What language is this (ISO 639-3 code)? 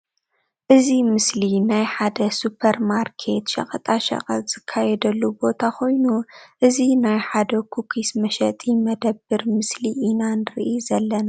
tir